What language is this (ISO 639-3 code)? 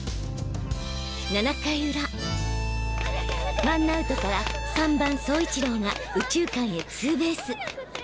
jpn